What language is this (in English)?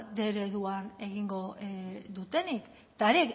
Basque